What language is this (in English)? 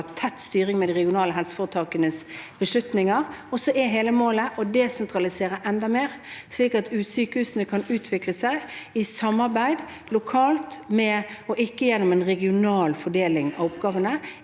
Norwegian